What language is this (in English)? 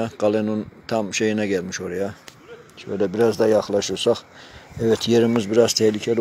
Turkish